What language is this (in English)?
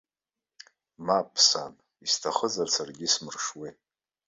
Abkhazian